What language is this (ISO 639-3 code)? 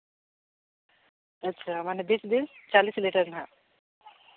sat